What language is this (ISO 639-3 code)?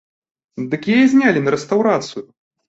bel